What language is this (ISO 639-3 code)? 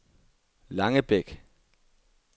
dan